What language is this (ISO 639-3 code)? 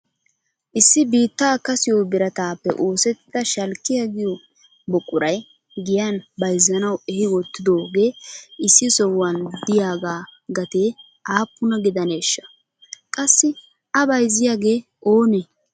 wal